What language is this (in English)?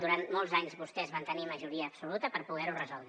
Catalan